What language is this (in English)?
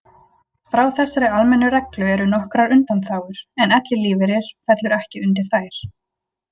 Icelandic